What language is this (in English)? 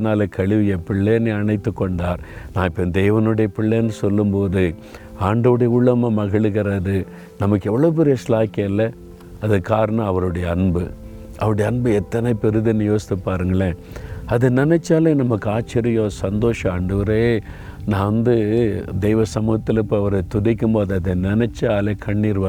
Tamil